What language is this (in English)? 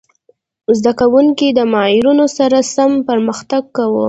Pashto